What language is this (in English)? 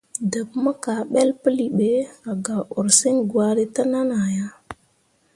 Mundang